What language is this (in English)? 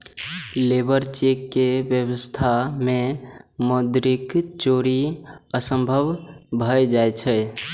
Maithili